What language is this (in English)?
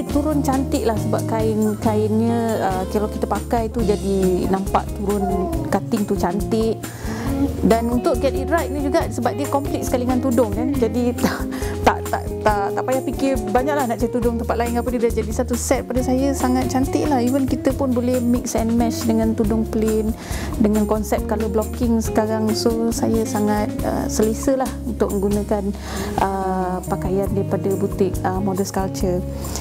Malay